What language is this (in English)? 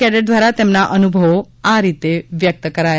Gujarati